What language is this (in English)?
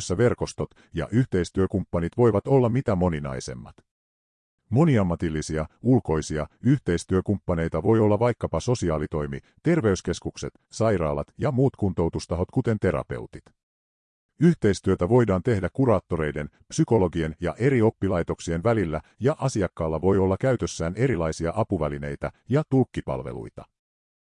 Finnish